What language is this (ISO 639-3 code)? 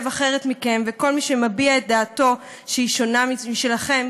heb